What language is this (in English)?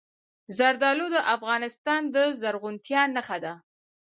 Pashto